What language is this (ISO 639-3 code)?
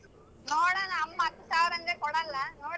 kan